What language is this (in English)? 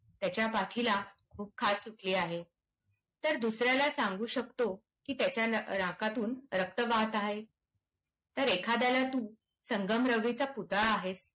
Marathi